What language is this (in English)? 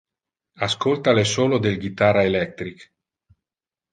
Interlingua